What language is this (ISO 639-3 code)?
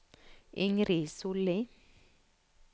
nor